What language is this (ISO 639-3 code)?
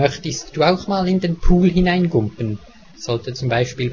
deu